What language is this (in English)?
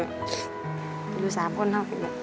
Thai